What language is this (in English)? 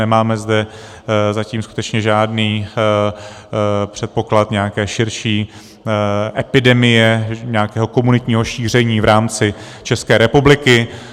Czech